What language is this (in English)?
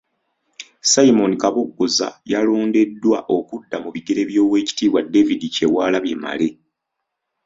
Ganda